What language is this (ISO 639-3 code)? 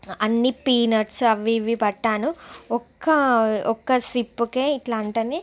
tel